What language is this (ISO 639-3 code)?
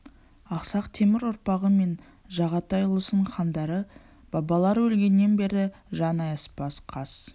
kaz